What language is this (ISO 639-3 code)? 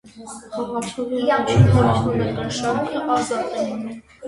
hye